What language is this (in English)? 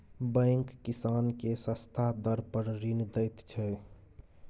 Maithili